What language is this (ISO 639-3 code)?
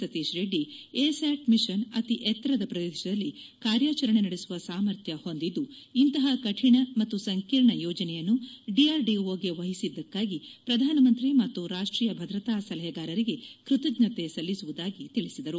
kan